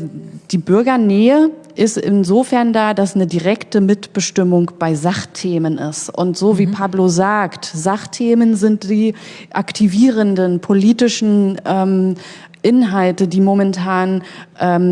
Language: German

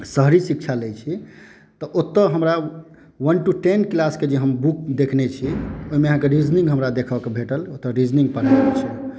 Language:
Maithili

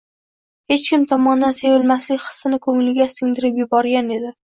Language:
Uzbek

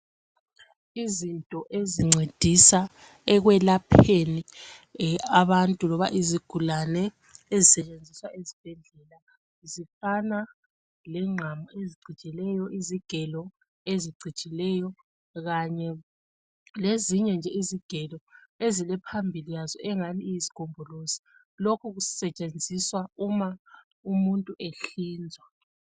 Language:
North Ndebele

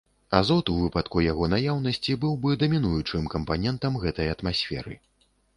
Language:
Belarusian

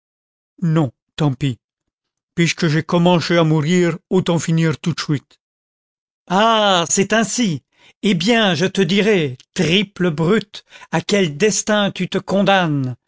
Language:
French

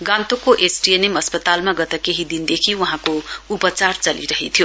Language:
Nepali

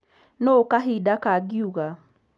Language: Kikuyu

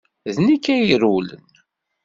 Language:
Kabyle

